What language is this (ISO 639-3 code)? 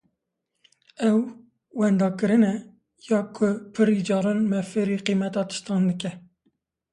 kur